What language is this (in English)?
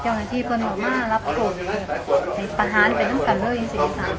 Thai